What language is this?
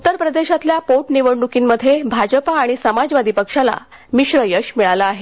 Marathi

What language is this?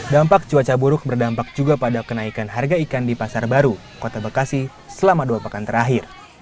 Indonesian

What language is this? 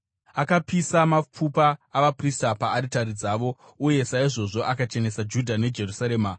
Shona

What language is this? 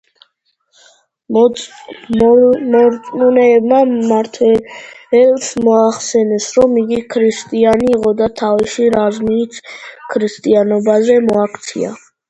Georgian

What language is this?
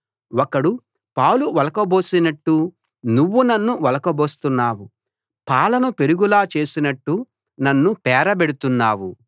Telugu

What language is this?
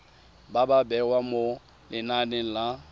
Tswana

